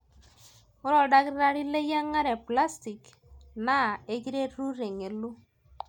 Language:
Masai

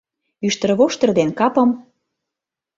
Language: Mari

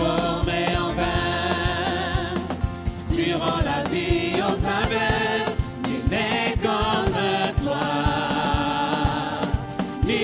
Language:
Romanian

